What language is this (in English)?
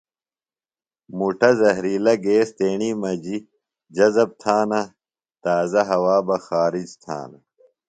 Phalura